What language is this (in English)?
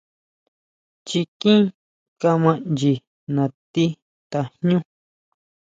Huautla Mazatec